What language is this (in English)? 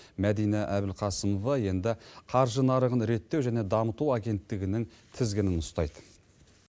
Kazakh